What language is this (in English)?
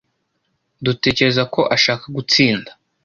Kinyarwanda